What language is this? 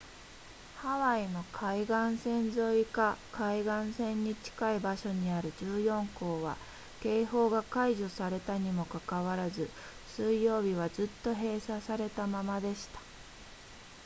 Japanese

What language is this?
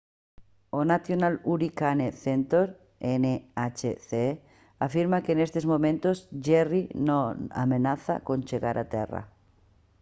Galician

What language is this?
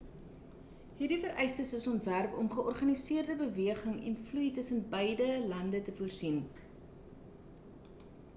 Afrikaans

